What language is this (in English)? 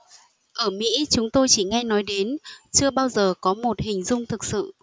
Vietnamese